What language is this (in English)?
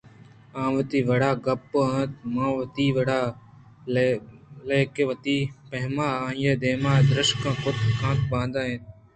Eastern Balochi